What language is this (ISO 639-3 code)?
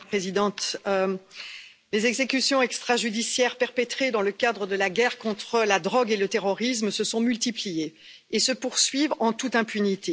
fra